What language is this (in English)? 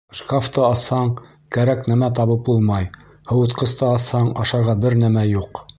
Bashkir